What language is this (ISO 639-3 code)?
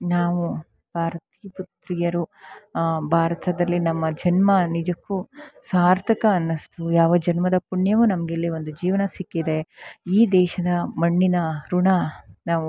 kan